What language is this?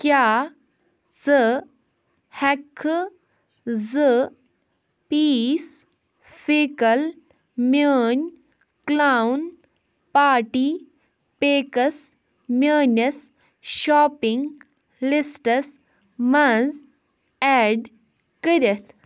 Kashmiri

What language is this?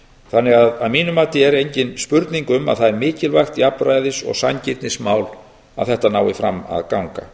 Icelandic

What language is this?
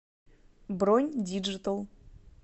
Russian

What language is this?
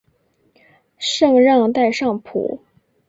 Chinese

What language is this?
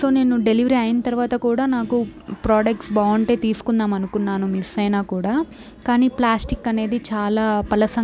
Telugu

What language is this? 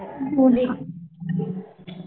Marathi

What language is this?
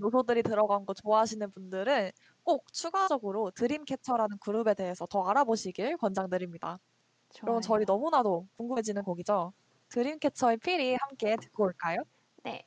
Korean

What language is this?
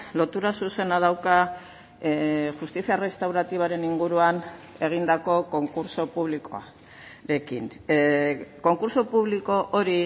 Basque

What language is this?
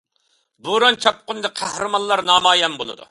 Uyghur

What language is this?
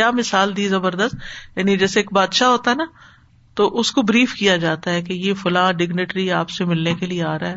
Urdu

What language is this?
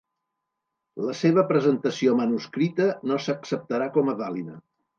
Catalan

